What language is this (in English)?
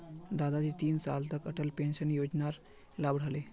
Magahi